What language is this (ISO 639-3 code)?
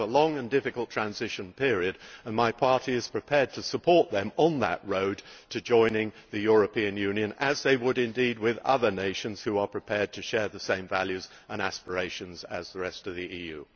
eng